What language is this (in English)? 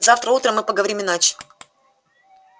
Russian